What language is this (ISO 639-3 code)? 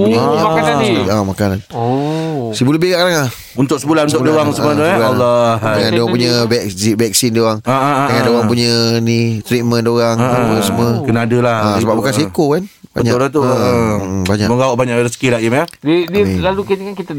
msa